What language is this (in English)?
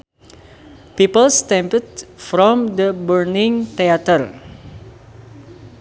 Sundanese